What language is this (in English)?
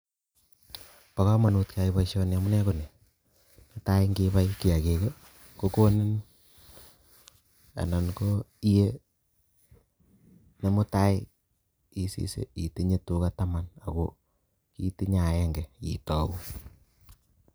Kalenjin